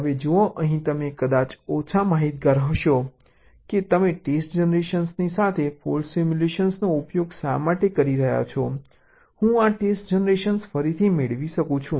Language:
Gujarati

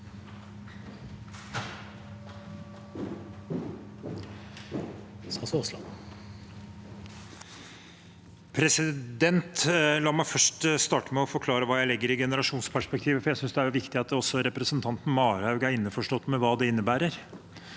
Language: Norwegian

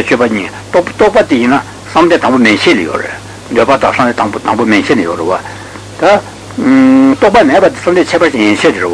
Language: Italian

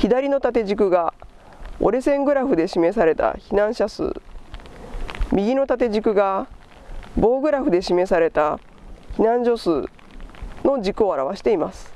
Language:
Japanese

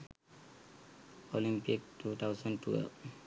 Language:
Sinhala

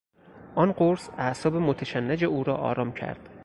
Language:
Persian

